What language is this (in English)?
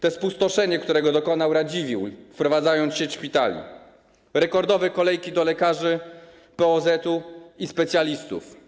Polish